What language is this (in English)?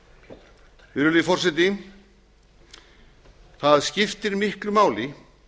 Icelandic